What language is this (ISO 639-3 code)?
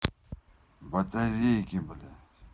rus